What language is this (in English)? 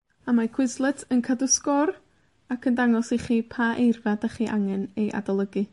Welsh